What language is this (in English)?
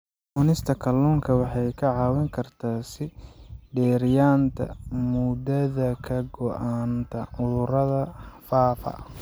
Somali